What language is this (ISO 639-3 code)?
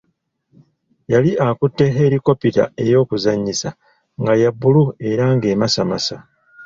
lug